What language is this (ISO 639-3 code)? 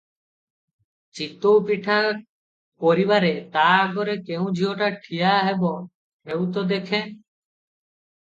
ori